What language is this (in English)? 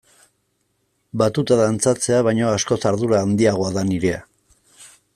Basque